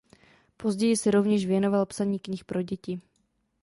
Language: Czech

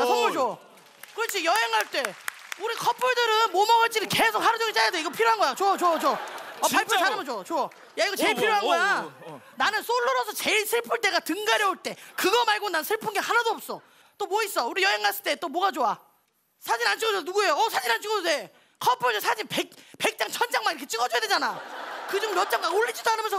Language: Korean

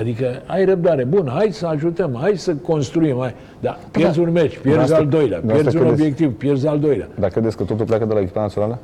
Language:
Romanian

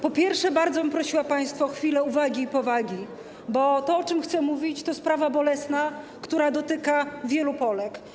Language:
Polish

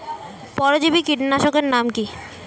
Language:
Bangla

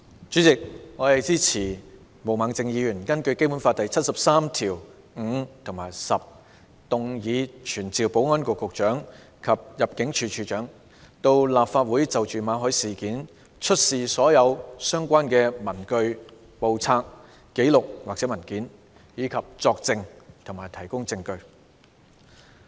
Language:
Cantonese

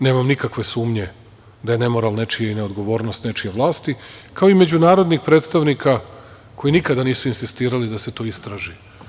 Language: Serbian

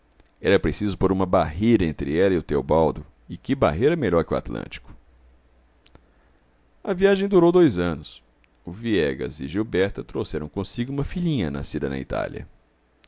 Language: Portuguese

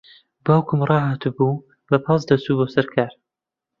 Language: Central Kurdish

